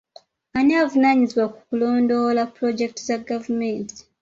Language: Ganda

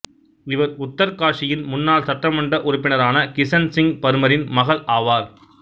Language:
Tamil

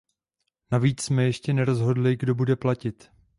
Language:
Czech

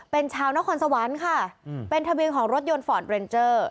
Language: Thai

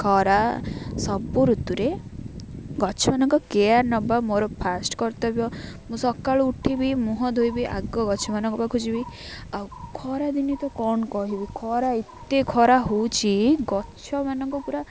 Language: Odia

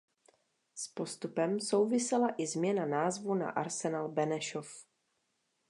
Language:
Czech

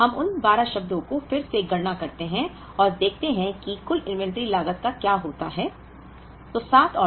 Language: Hindi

